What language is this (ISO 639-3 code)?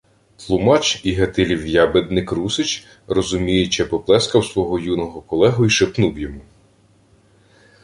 ukr